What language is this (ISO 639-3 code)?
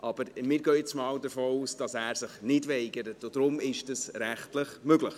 gsw